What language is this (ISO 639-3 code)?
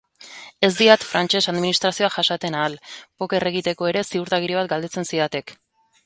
eus